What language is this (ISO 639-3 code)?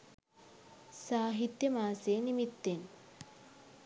sin